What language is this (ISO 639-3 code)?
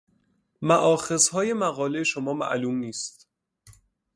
fas